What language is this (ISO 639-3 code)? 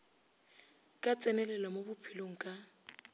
nso